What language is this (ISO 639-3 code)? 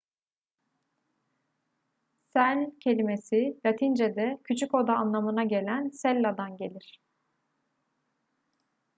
tur